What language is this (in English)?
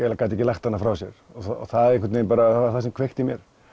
Icelandic